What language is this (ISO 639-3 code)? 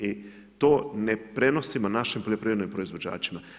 hrv